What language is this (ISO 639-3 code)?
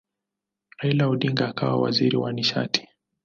swa